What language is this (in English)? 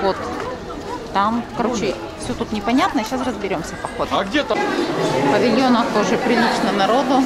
Russian